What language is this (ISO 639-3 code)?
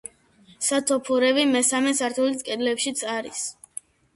kat